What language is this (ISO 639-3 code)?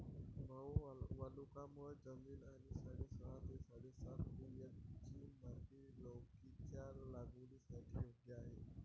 mar